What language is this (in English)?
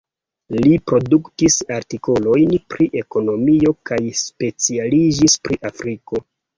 Esperanto